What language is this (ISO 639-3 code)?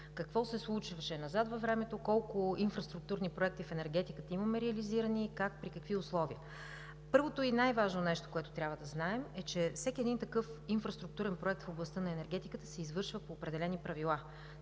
bul